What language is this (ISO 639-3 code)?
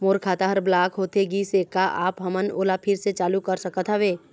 hne